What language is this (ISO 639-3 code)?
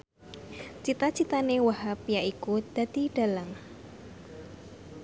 jav